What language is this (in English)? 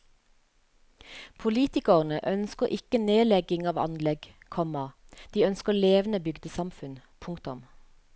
Norwegian